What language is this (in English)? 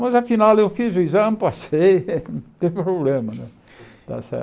Portuguese